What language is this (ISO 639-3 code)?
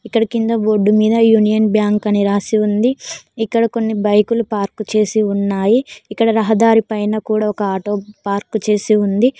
tel